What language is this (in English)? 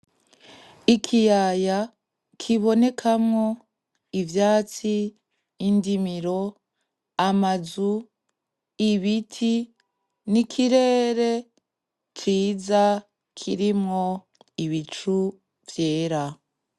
Rundi